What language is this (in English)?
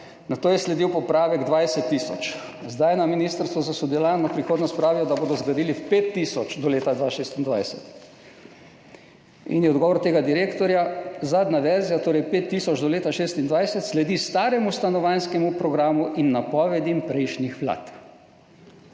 Slovenian